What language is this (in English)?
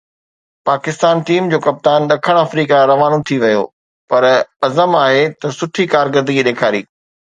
Sindhi